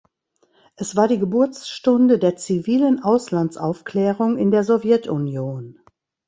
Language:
German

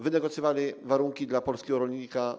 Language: Polish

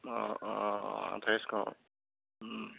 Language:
Assamese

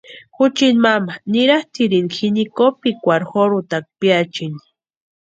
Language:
Western Highland Purepecha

